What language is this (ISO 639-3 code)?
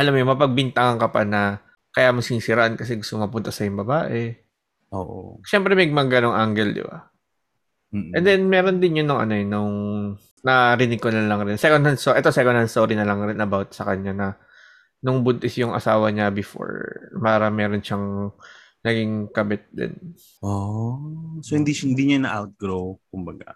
fil